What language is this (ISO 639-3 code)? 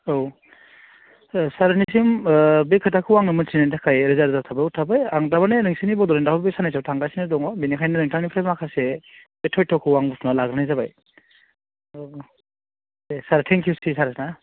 brx